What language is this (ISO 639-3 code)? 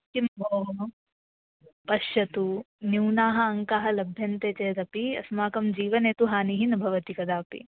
san